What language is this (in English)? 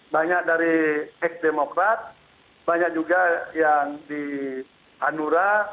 Indonesian